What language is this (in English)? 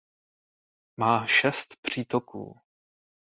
Czech